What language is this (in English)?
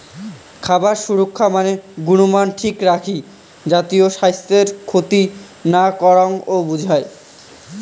Bangla